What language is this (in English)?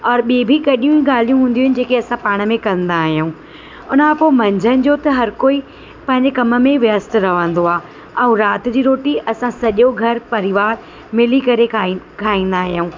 Sindhi